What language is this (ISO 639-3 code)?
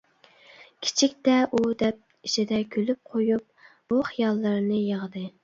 uig